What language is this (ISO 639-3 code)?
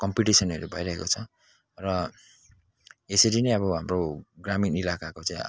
nep